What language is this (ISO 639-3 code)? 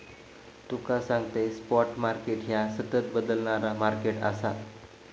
mar